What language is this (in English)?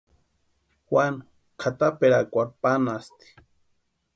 Western Highland Purepecha